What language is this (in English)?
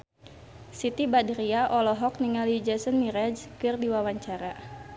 Sundanese